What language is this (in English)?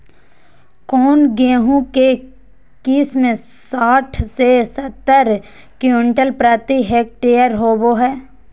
Magahi